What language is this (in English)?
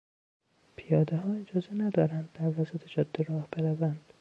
Persian